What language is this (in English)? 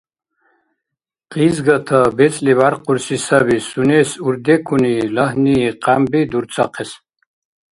Dargwa